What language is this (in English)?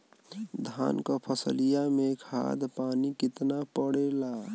Bhojpuri